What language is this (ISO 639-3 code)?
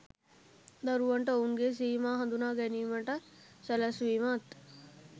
sin